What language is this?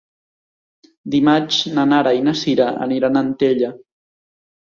Catalan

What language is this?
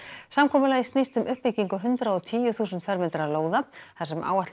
Icelandic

